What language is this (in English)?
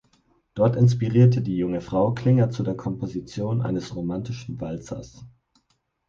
German